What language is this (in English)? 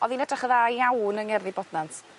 Welsh